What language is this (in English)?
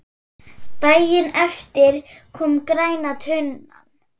Icelandic